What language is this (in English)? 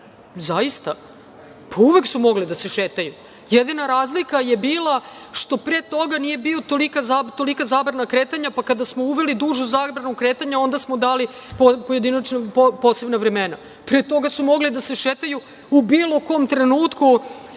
Serbian